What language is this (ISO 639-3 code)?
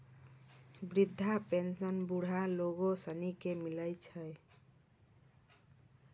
mai